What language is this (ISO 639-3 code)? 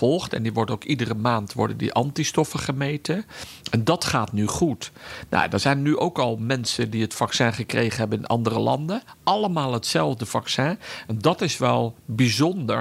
nld